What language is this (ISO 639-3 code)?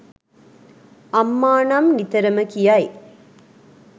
sin